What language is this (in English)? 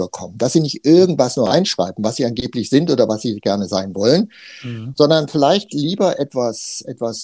German